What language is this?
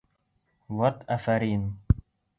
Bashkir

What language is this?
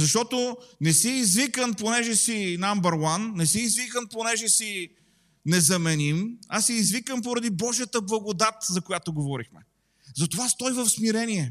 Bulgarian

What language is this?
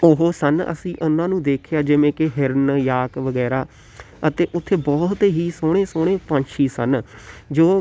Punjabi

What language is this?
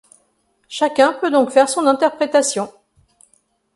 French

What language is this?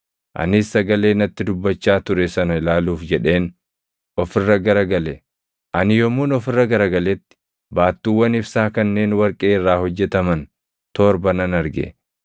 Oromo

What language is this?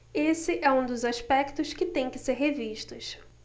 Portuguese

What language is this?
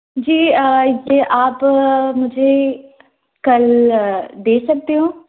Hindi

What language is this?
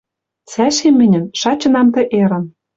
Western Mari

